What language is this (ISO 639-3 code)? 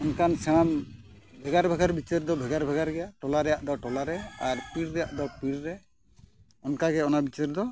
sat